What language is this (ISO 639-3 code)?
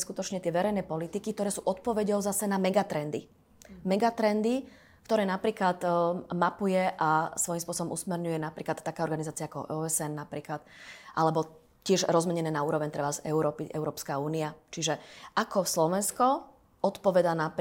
slk